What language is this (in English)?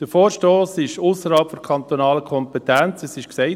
Swiss German